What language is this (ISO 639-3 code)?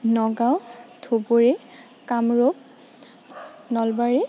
asm